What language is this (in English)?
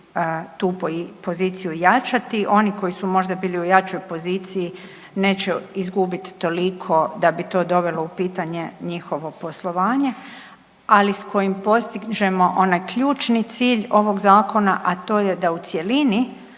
Croatian